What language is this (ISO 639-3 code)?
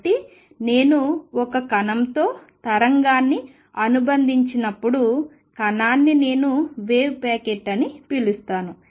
tel